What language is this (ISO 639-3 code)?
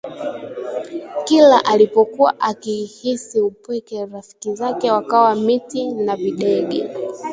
swa